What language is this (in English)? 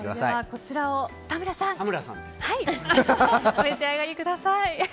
Japanese